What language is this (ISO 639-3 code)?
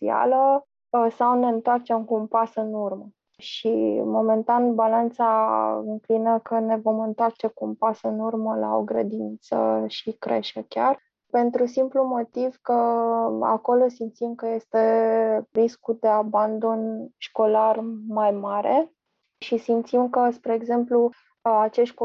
ron